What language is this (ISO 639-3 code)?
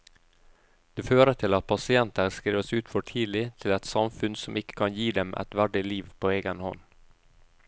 nor